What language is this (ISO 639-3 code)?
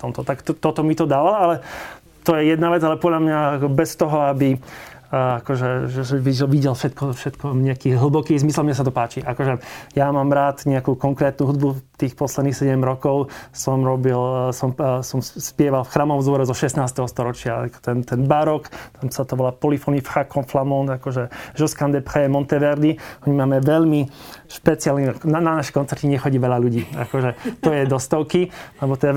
slk